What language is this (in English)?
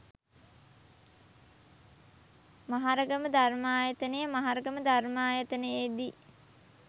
Sinhala